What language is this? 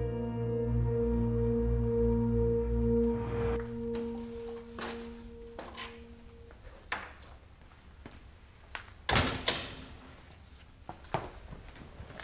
Arabic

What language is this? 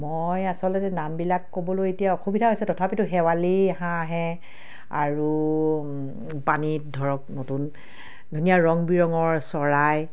Assamese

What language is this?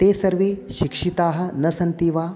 Sanskrit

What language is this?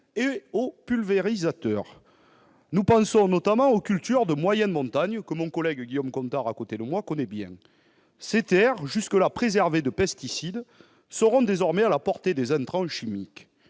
French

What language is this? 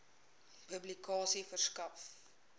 Afrikaans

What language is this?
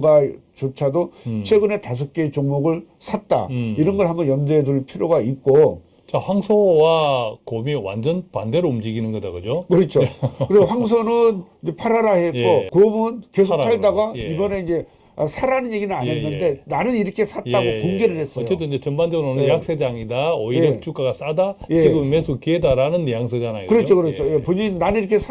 Korean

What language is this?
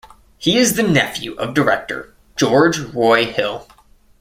English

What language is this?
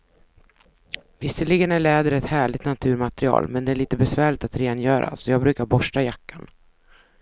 Swedish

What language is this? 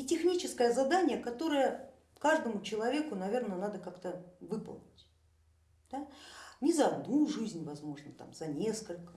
Russian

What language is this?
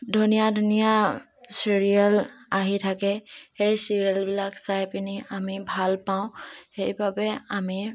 Assamese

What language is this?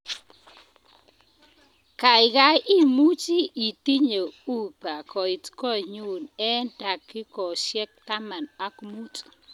Kalenjin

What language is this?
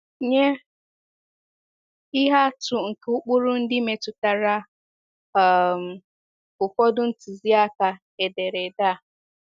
Igbo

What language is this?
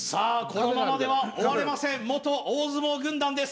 Japanese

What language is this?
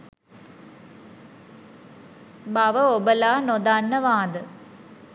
Sinhala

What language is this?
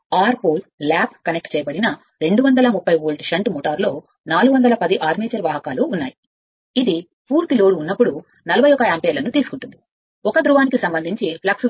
Telugu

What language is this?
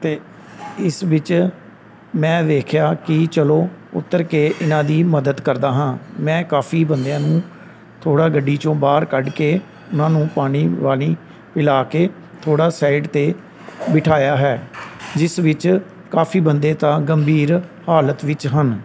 Punjabi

